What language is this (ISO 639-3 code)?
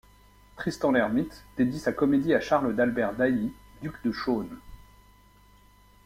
fra